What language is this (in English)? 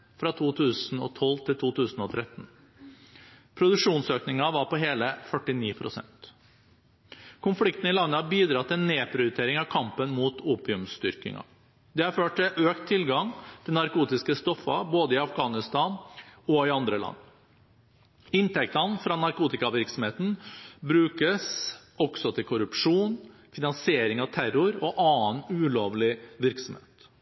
Norwegian Bokmål